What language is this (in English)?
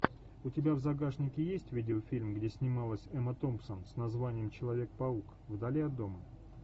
Russian